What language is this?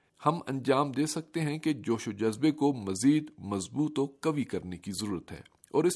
Urdu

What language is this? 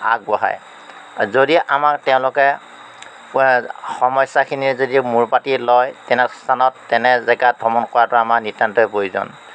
Assamese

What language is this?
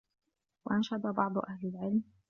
Arabic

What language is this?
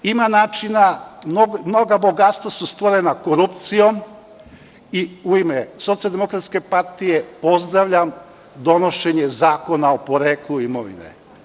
Serbian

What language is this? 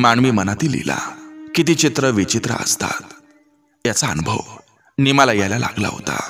Romanian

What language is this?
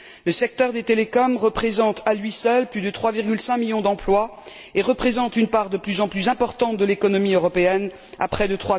French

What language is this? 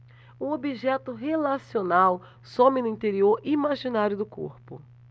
Portuguese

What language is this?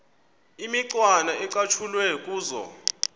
Xhosa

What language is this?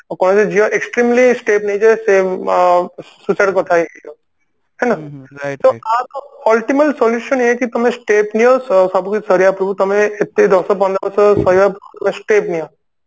Odia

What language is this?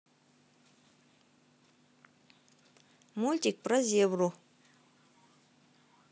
Russian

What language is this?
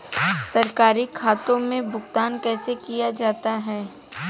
Hindi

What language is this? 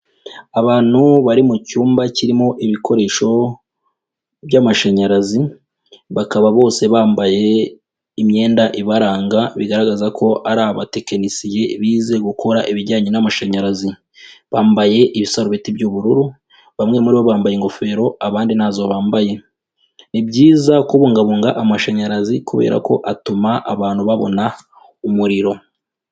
Kinyarwanda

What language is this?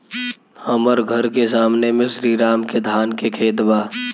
Bhojpuri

